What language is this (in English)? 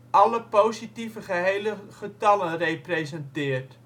Dutch